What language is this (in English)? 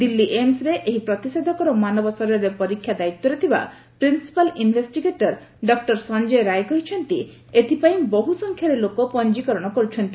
Odia